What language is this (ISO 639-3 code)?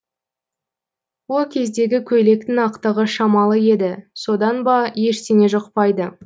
kaz